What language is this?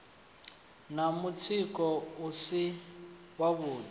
Venda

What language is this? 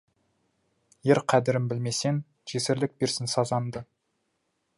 Kazakh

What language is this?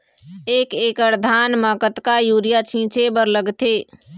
Chhattisgarhi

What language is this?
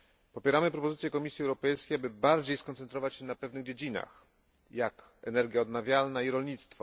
Polish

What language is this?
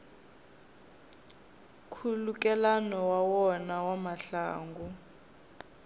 Tsonga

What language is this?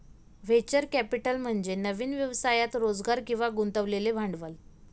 Marathi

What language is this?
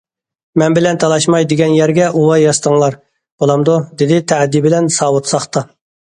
Uyghur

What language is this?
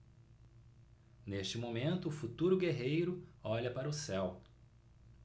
Portuguese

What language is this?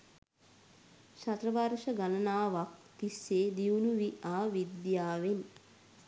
Sinhala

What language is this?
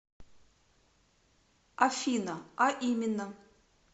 Russian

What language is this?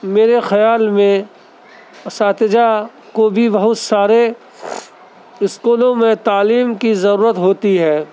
Urdu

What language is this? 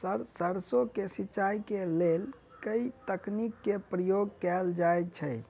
Maithili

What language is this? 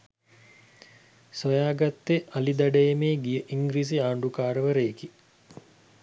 Sinhala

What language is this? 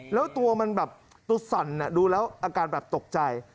Thai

